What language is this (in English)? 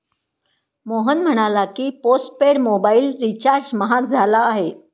Marathi